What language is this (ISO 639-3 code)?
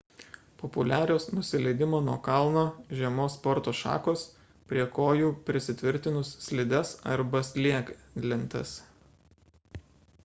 lit